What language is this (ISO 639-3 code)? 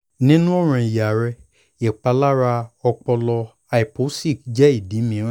yor